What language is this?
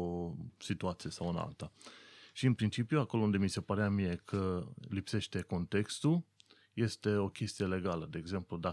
Romanian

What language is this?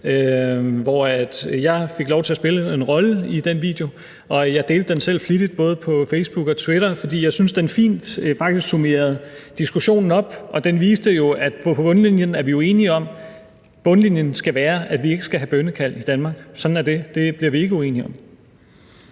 Danish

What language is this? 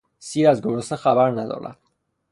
Persian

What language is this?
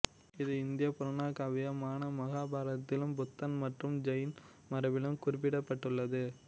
Tamil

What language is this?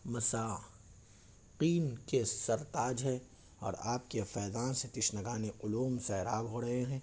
Urdu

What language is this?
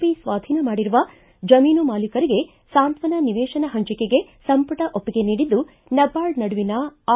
Kannada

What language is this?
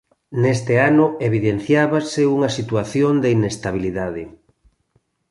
Galician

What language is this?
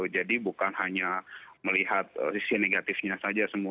Indonesian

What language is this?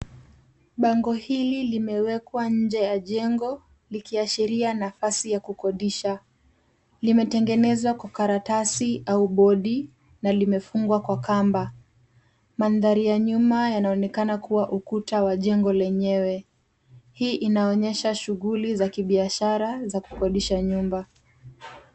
Swahili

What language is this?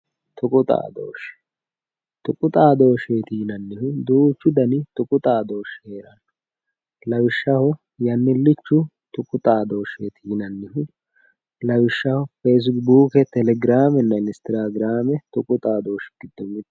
Sidamo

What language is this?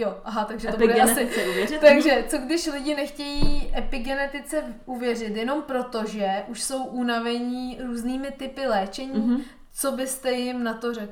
Czech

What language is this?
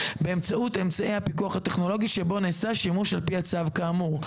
Hebrew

